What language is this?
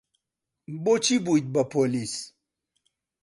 Central Kurdish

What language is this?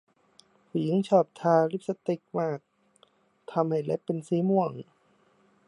Thai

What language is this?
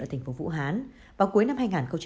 Vietnamese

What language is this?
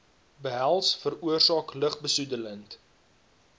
Afrikaans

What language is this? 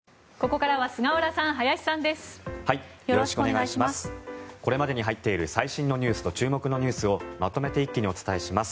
Japanese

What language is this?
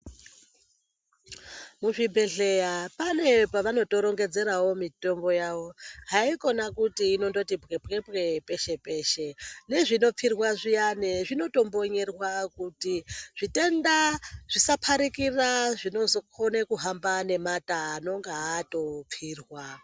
Ndau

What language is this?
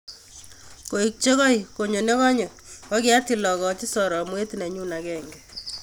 Kalenjin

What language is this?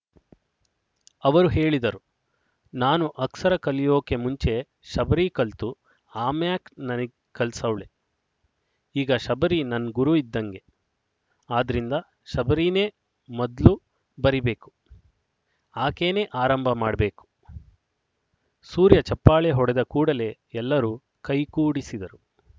Kannada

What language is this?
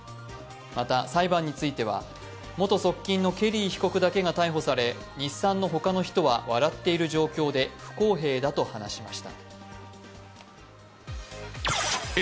Japanese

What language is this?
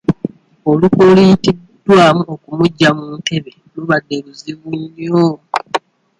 Ganda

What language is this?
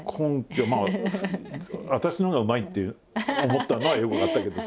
Japanese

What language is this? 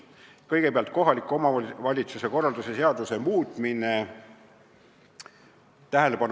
Estonian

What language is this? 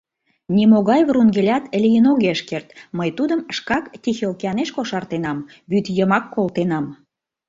Mari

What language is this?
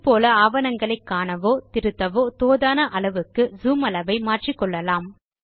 Tamil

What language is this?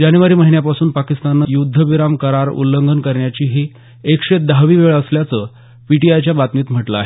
Marathi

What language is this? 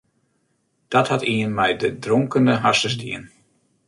Western Frisian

